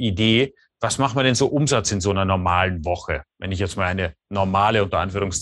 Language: German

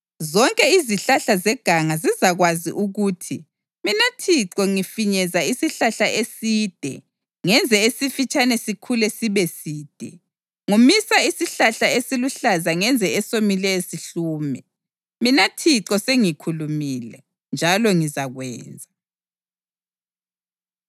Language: North Ndebele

